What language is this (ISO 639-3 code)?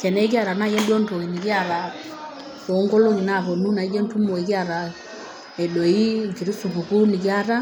mas